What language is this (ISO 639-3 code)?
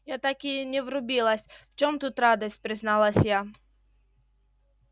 rus